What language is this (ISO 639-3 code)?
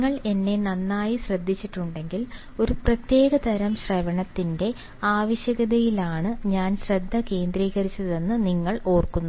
mal